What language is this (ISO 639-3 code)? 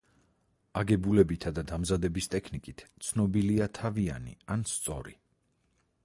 kat